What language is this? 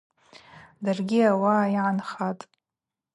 Abaza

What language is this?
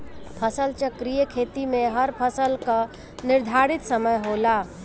Bhojpuri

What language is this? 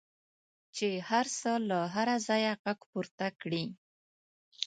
Pashto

